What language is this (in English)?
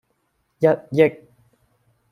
Cantonese